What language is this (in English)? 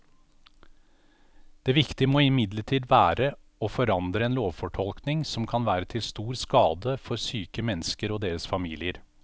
Norwegian